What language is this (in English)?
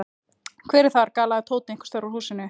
Icelandic